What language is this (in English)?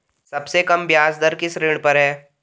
Hindi